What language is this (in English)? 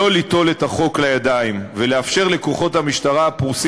Hebrew